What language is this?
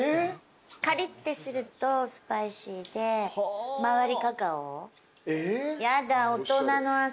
Japanese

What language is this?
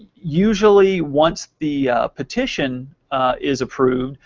English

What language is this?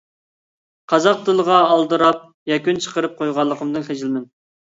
Uyghur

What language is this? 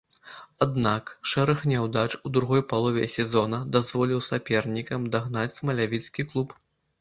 Belarusian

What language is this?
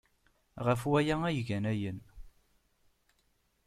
Kabyle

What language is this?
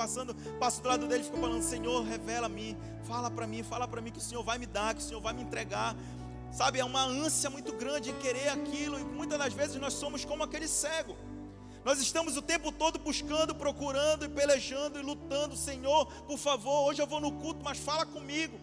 Portuguese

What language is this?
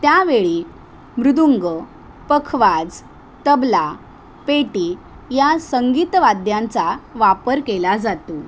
Marathi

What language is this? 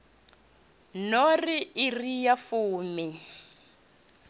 Venda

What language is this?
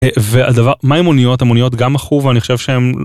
Hebrew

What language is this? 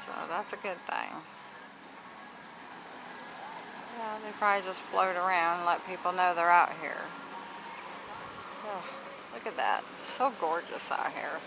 English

